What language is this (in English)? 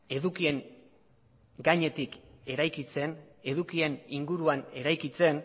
Basque